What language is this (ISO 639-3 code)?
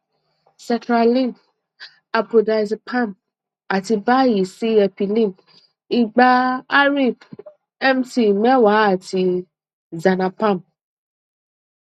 yor